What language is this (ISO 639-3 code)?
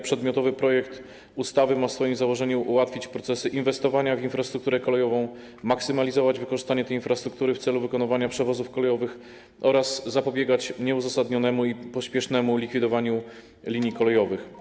pol